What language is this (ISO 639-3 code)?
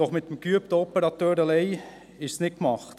gsw